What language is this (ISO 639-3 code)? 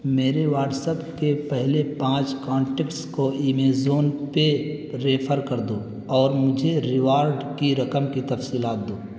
urd